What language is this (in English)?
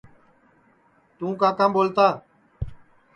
Sansi